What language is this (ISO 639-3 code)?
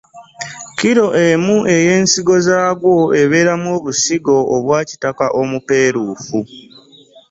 lug